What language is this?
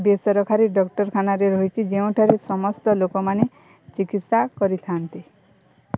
Odia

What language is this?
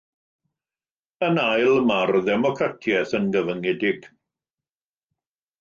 Welsh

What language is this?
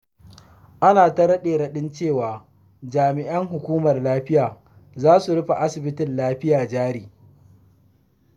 Hausa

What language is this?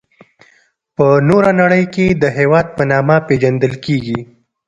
Pashto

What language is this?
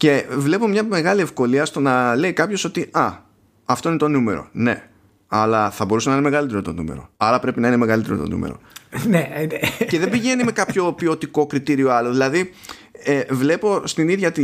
Greek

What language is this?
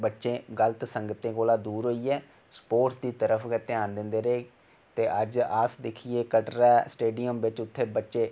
Dogri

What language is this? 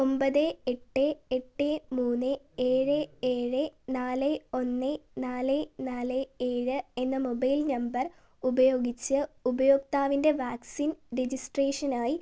Malayalam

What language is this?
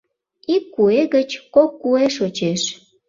Mari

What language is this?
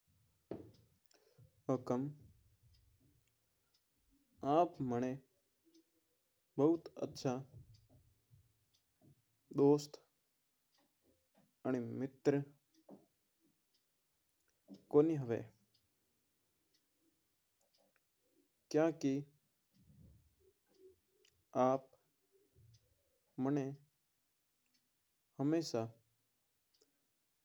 Mewari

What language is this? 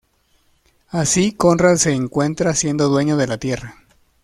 Spanish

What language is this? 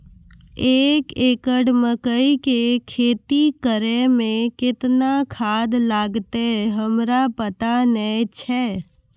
Maithili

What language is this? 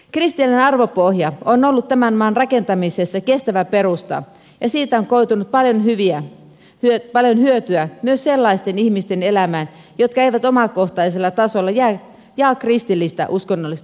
Finnish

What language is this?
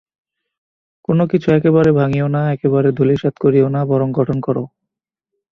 Bangla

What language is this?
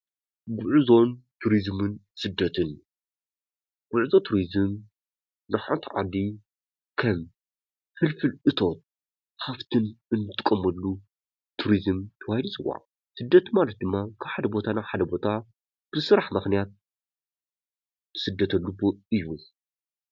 Tigrinya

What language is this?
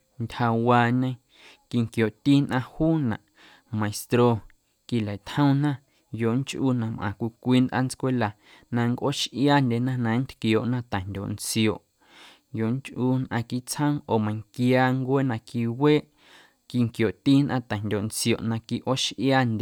Guerrero Amuzgo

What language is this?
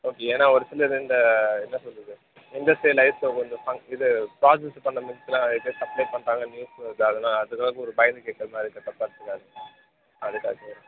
Tamil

